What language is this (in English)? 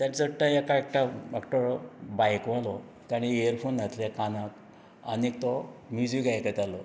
Konkani